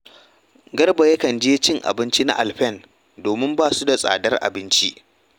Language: Hausa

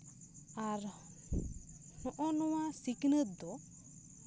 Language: Santali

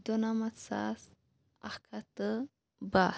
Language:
Kashmiri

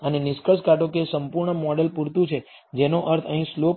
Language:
Gujarati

